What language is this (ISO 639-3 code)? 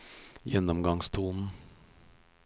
nor